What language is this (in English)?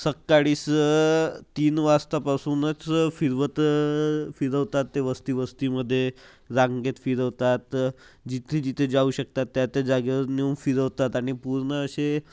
Marathi